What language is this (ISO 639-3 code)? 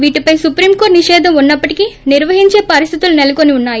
tel